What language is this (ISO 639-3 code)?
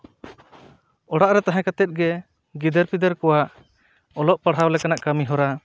sat